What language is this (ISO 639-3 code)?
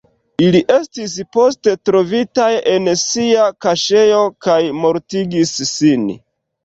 epo